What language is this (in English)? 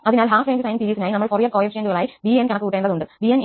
Malayalam